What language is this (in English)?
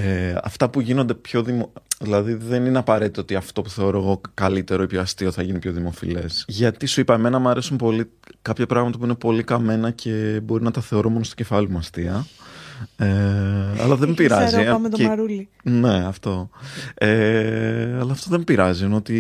Greek